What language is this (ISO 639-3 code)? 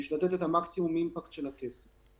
heb